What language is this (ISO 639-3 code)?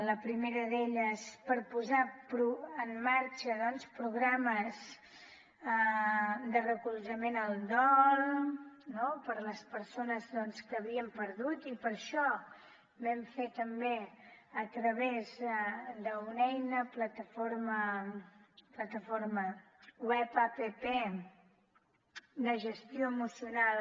cat